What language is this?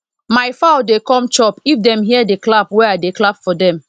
Nigerian Pidgin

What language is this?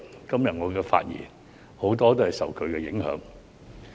Cantonese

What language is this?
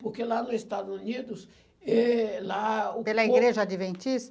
Portuguese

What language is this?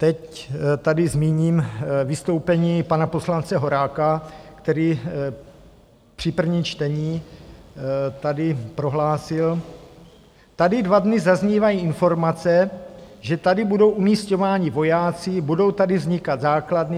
Czech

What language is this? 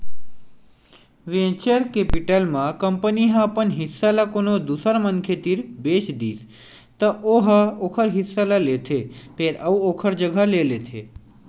Chhattisgarhi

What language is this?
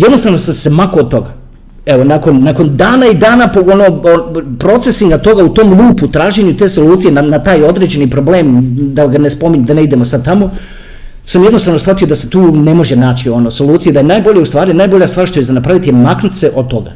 Croatian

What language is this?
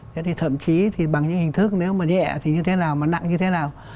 Vietnamese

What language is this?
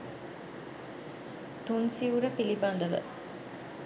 Sinhala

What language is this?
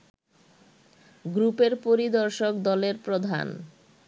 Bangla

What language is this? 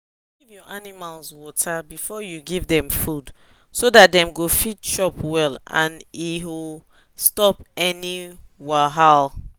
Nigerian Pidgin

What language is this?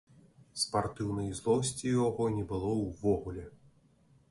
Belarusian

